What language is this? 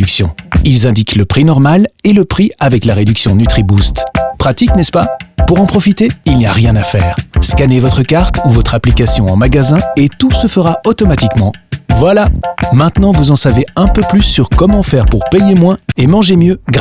French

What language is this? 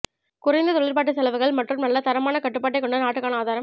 Tamil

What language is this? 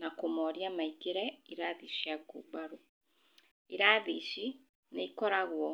Kikuyu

